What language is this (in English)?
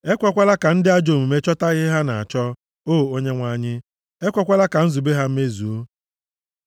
Igbo